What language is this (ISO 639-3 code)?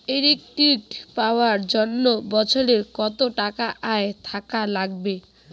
ben